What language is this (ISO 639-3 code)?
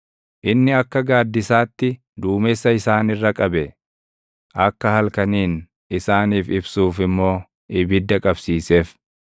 orm